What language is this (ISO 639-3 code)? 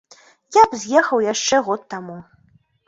bel